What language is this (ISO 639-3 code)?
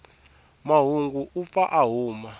tso